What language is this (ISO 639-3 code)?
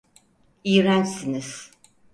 tur